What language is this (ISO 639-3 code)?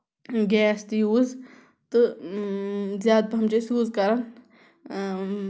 kas